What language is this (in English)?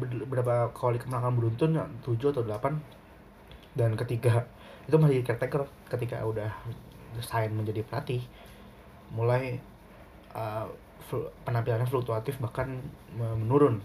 Indonesian